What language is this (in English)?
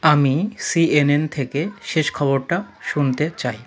Bangla